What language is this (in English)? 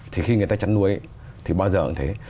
Vietnamese